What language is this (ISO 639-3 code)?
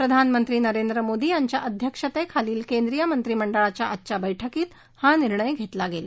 mar